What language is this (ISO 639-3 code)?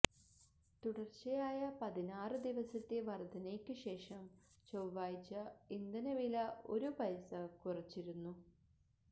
mal